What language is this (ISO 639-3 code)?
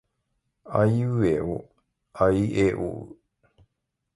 jpn